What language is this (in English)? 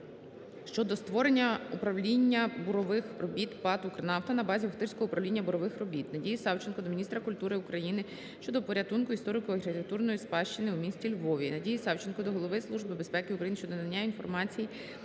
Ukrainian